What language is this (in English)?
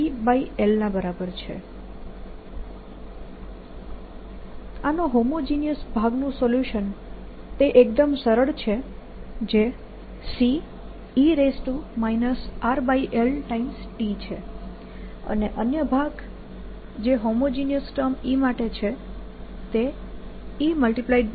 Gujarati